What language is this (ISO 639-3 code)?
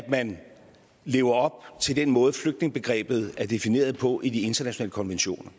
dan